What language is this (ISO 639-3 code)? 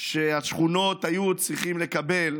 heb